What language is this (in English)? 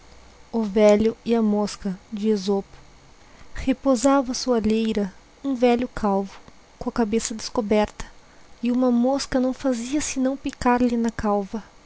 Portuguese